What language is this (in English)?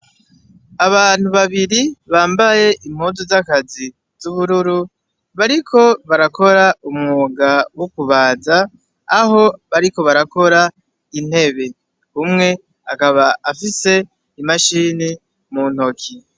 Rundi